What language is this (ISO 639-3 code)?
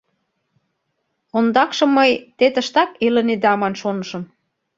chm